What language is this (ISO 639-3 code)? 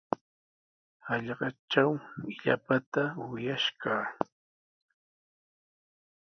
qws